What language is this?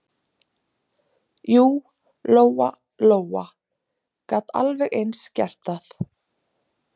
Icelandic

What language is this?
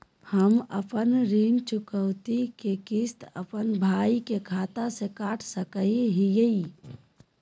Magahi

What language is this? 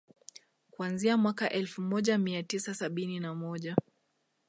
Swahili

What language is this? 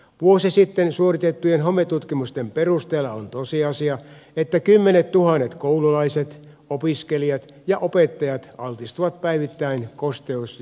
Finnish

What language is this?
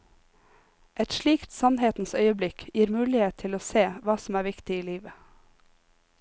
Norwegian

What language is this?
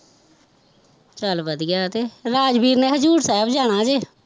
Punjabi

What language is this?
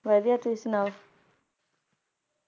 Punjabi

